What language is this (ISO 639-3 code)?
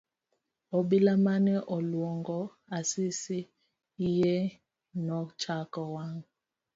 luo